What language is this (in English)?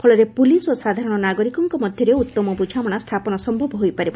Odia